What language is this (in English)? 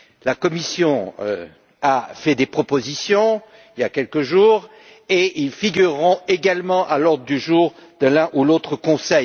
French